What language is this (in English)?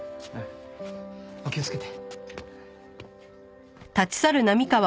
Japanese